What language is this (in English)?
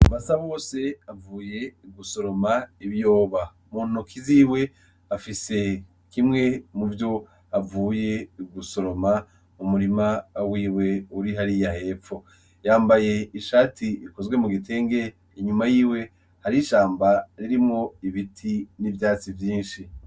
Rundi